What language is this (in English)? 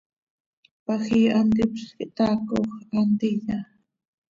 Seri